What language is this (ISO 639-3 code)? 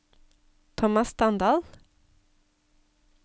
nor